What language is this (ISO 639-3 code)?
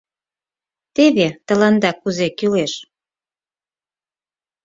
chm